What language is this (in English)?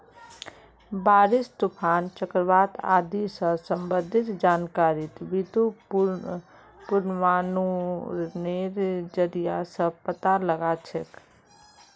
Magahi